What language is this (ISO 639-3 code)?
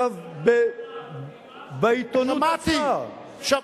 heb